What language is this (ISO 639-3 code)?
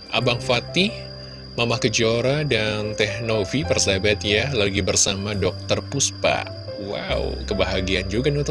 ind